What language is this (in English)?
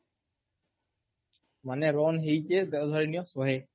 Odia